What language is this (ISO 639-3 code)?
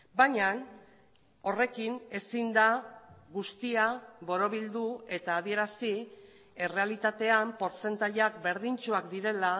eus